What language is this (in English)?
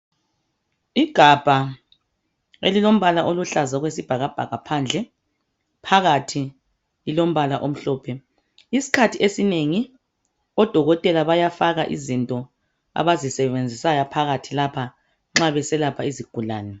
North Ndebele